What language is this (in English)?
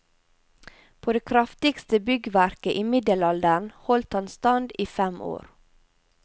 Norwegian